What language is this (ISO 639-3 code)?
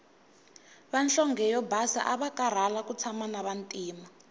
tso